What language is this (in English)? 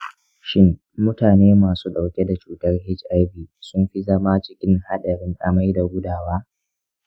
Hausa